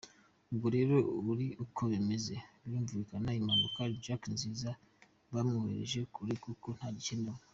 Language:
Kinyarwanda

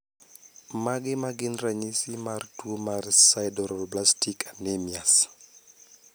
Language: Luo (Kenya and Tanzania)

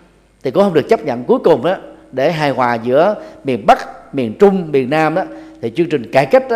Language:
Vietnamese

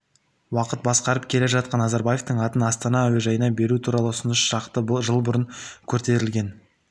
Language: Kazakh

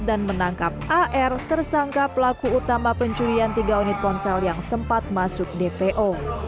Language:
Indonesian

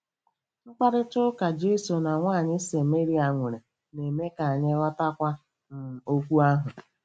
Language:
Igbo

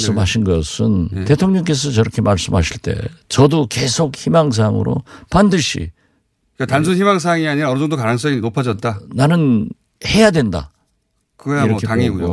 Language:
Korean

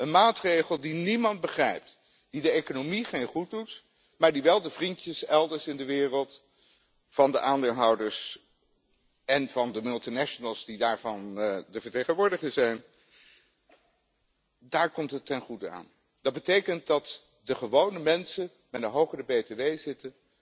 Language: Dutch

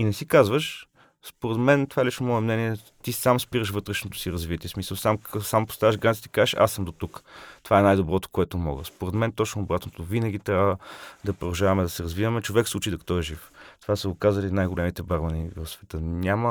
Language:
Bulgarian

